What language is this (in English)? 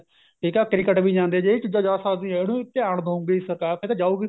Punjabi